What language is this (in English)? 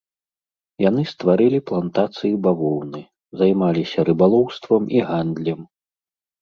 Belarusian